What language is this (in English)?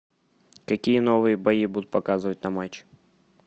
Russian